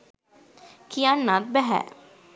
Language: Sinhala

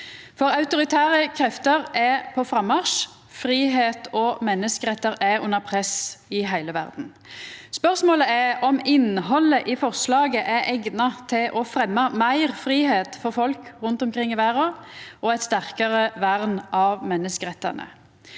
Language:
Norwegian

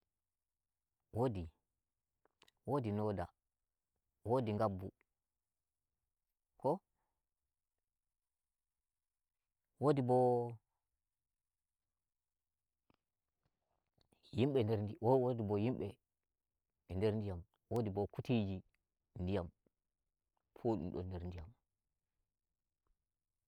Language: Nigerian Fulfulde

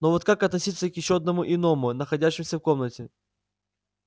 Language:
Russian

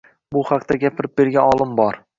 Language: Uzbek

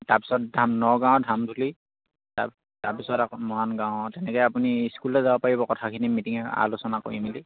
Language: Assamese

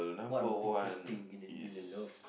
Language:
English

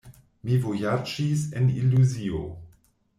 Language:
Esperanto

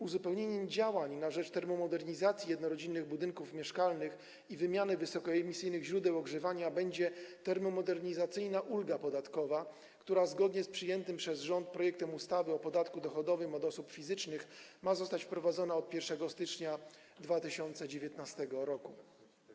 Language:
Polish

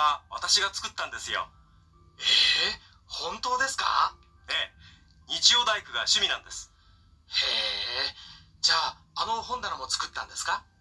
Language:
Indonesian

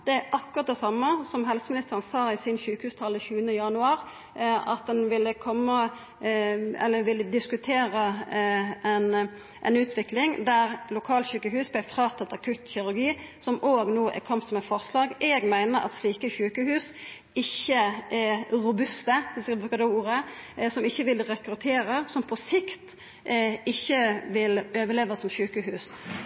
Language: Norwegian Nynorsk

